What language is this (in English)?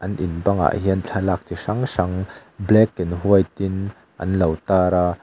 Mizo